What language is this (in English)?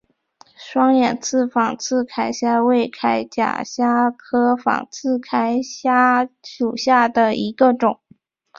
Chinese